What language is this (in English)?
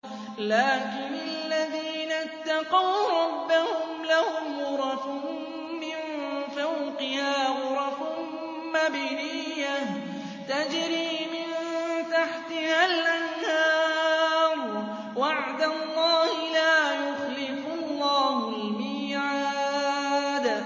Arabic